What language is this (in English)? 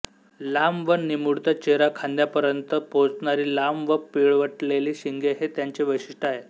Marathi